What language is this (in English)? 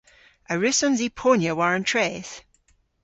Cornish